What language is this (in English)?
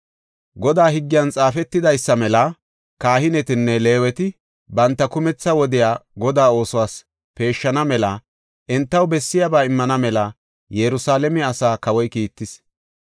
Gofa